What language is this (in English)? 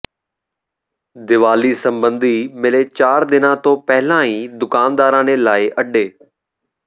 Punjabi